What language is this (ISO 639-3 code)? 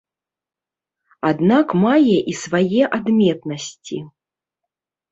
bel